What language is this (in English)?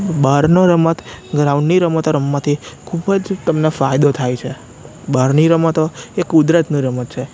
Gujarati